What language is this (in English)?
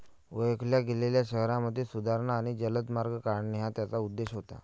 Marathi